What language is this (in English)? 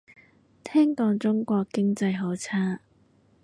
Cantonese